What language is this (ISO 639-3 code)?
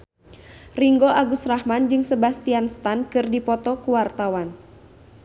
sun